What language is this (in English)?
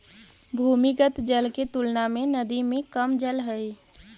Magahi